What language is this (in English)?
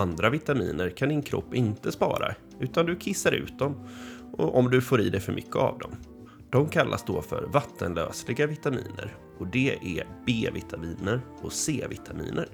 Swedish